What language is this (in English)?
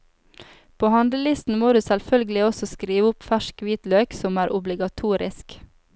Norwegian